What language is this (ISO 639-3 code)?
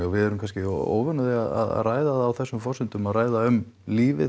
isl